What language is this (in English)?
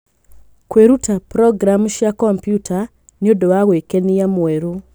Kikuyu